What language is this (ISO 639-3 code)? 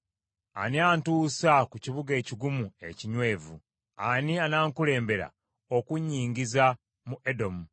lug